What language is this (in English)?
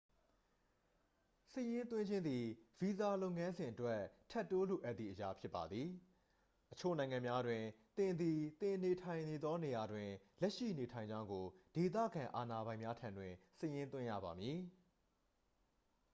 Burmese